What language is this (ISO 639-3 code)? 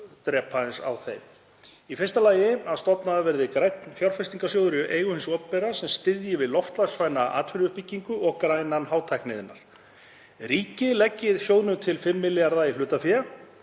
isl